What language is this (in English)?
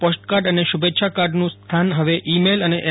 Gujarati